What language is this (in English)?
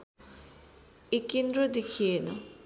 Nepali